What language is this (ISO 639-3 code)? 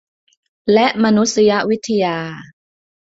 tha